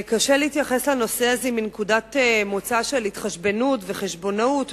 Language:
Hebrew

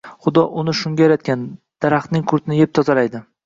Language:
Uzbek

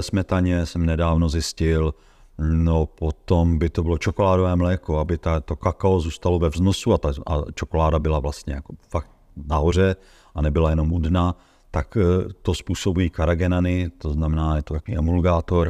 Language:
Czech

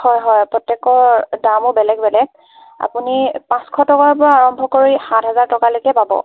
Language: Assamese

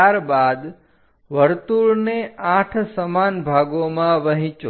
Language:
Gujarati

